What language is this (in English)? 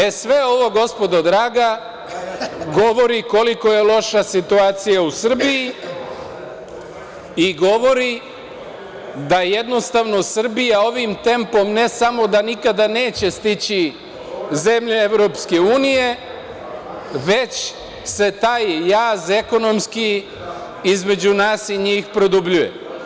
Serbian